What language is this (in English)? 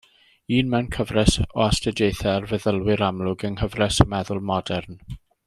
Welsh